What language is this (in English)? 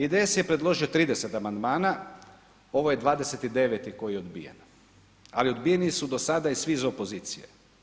Croatian